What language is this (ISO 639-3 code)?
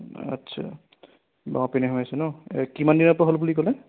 asm